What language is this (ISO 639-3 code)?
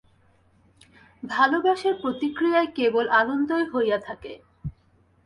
ben